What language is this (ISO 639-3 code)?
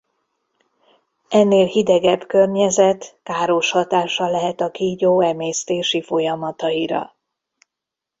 hun